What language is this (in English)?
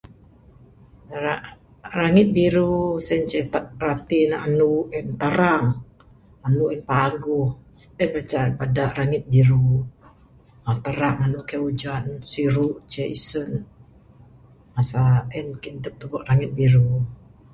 Bukar-Sadung Bidayuh